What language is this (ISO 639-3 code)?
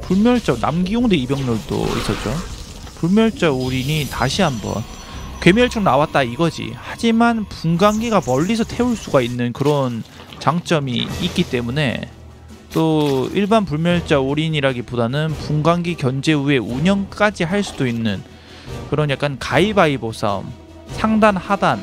kor